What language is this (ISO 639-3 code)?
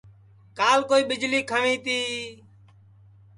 ssi